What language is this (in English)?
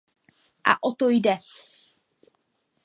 Czech